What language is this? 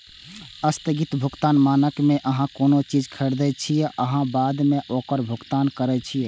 Maithili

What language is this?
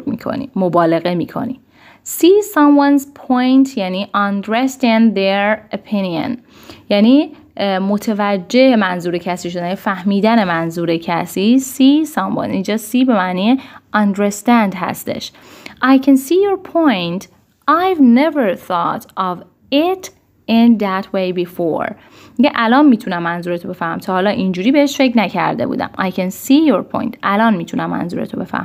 Persian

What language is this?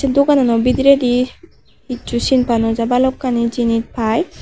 Chakma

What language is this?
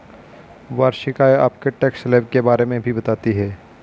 Hindi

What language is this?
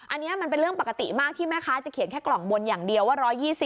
Thai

